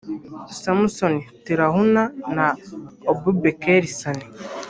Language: Kinyarwanda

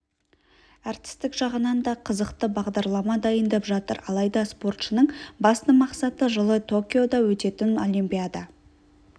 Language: Kazakh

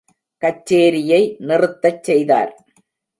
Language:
Tamil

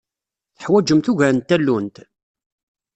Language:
Kabyle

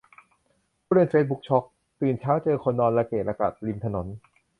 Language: Thai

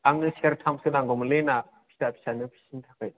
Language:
Bodo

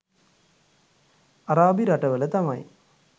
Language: Sinhala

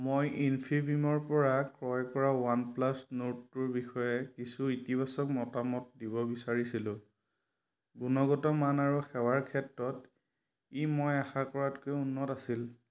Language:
Assamese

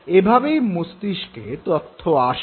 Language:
Bangla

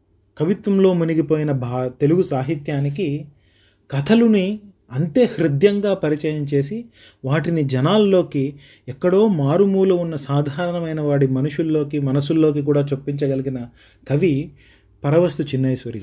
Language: Telugu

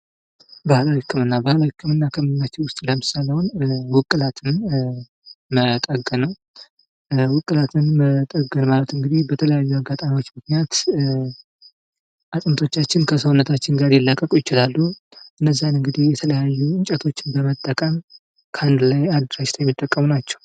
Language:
Amharic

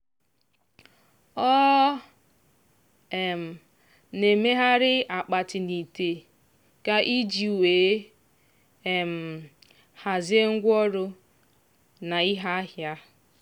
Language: Igbo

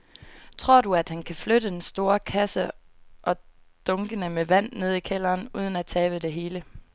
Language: Danish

